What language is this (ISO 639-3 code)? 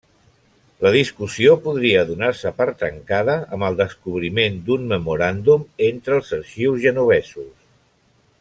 cat